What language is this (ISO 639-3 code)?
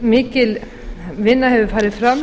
isl